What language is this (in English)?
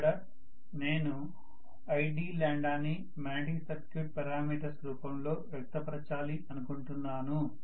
Telugu